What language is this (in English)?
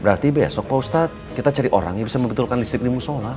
Indonesian